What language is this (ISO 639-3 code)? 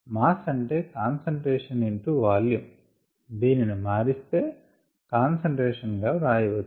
tel